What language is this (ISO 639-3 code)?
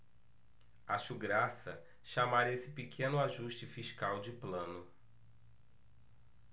por